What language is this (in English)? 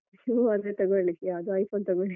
Kannada